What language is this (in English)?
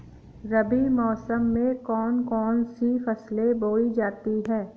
Hindi